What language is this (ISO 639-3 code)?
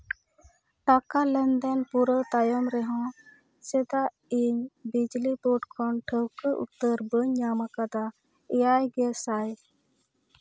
sat